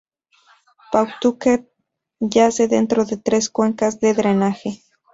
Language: Spanish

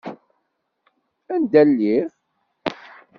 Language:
Kabyle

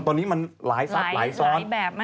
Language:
Thai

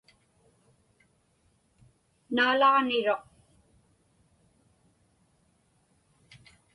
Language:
Inupiaq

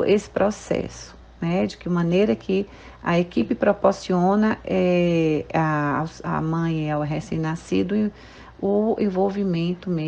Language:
Portuguese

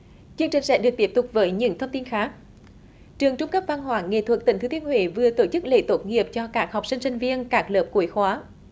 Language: Vietnamese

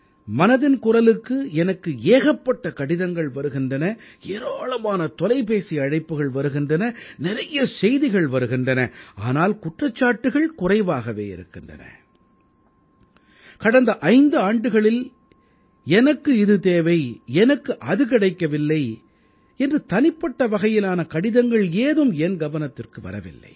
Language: Tamil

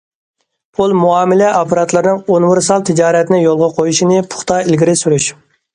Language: Uyghur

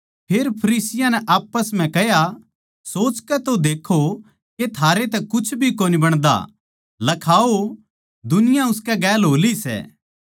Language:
Haryanvi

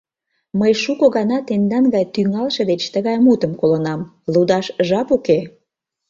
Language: Mari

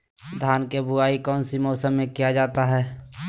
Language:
Magahi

